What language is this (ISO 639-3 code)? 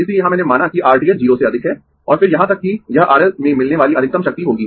hin